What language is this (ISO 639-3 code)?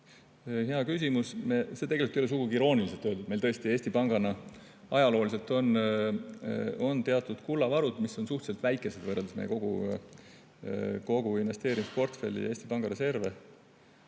est